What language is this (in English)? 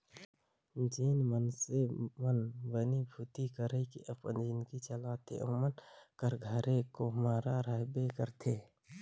Chhattisgarhi